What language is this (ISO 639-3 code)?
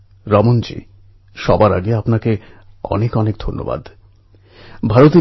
ben